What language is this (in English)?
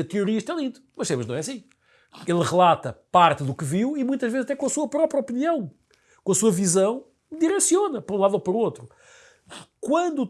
Portuguese